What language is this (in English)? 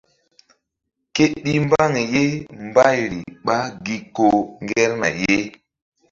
Mbum